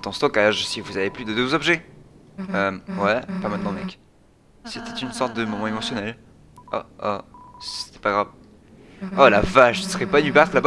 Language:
French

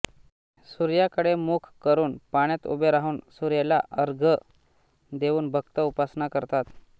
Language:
Marathi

